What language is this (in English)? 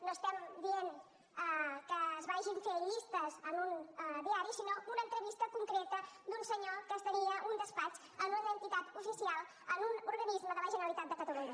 Catalan